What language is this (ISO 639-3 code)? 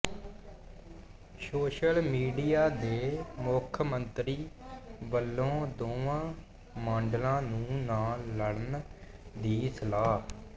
pan